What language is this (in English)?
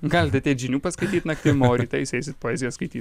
Lithuanian